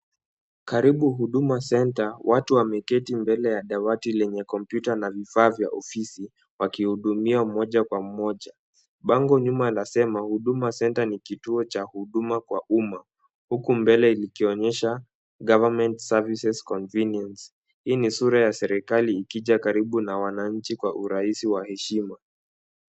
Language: Swahili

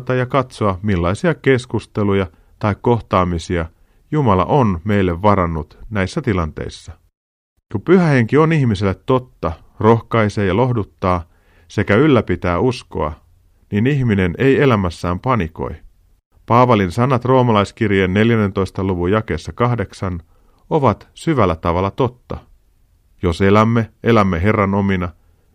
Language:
Finnish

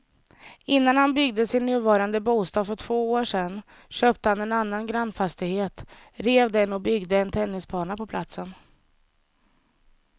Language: Swedish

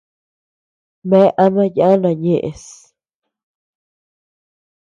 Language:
Tepeuxila Cuicatec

